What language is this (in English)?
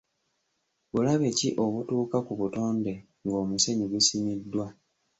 Ganda